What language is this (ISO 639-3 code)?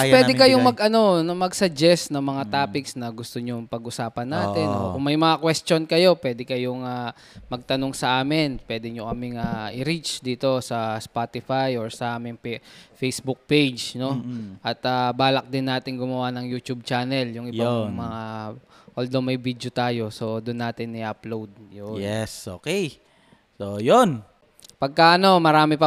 fil